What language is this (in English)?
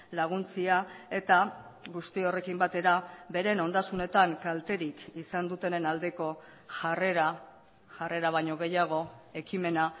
Basque